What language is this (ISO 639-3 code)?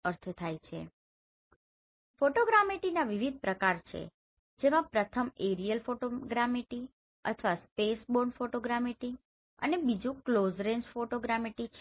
guj